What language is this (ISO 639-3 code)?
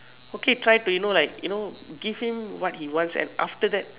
eng